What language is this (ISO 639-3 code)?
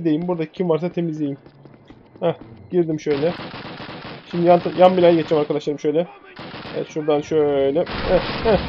tur